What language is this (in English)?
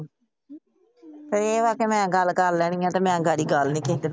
Punjabi